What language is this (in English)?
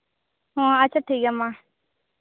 Santali